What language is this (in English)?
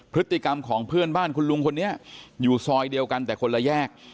Thai